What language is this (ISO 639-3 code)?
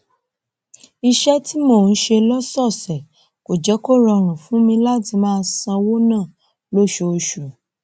yor